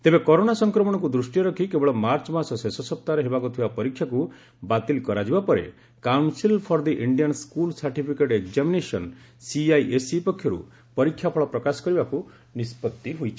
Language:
Odia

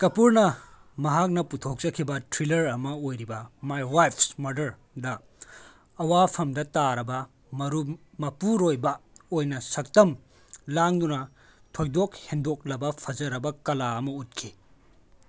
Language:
Manipuri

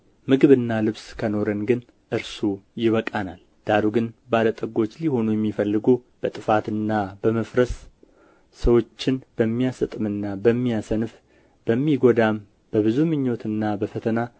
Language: Amharic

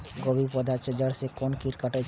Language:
Maithili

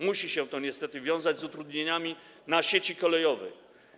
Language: Polish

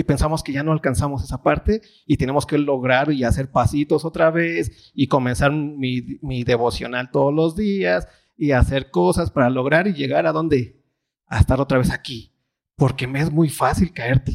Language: Spanish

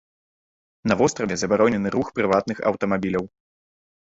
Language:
Belarusian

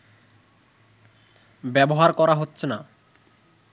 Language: Bangla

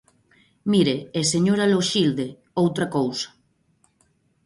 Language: Galician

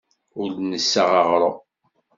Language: Kabyle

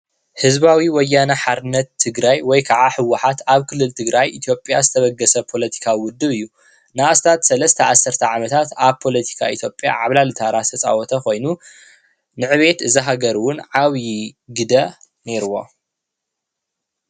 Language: Tigrinya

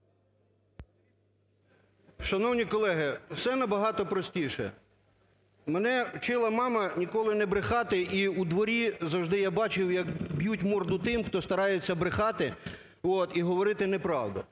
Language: Ukrainian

